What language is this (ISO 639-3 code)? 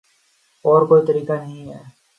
urd